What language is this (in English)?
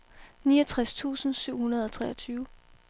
Danish